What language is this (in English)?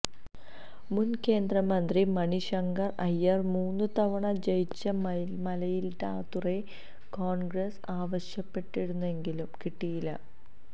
Malayalam